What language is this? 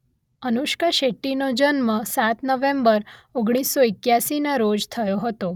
Gujarati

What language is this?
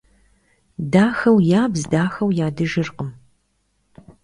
Kabardian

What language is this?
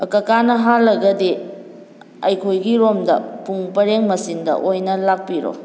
Manipuri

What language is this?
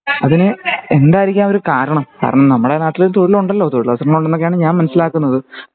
Malayalam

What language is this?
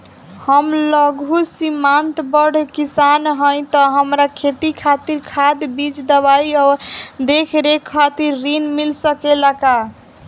Bhojpuri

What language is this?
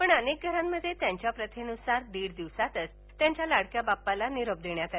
Marathi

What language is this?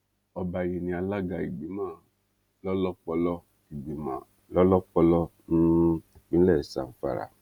Yoruba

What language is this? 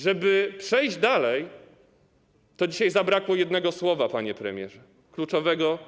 Polish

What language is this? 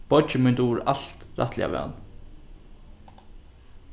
Faroese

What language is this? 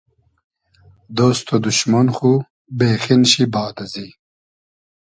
Hazaragi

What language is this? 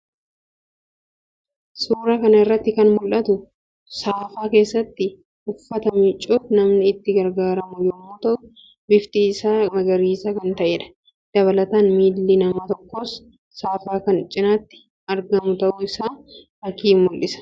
Oromo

